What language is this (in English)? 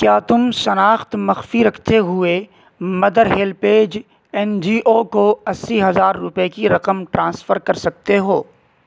Urdu